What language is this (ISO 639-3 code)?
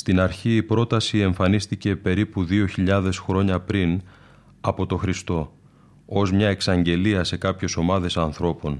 ell